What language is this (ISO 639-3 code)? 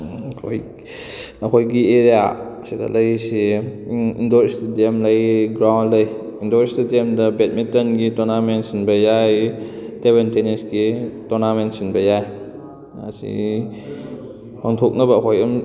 mni